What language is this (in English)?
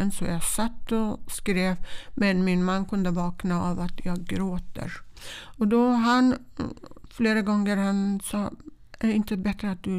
Swedish